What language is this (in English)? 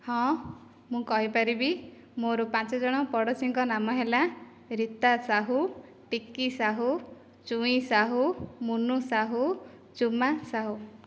Odia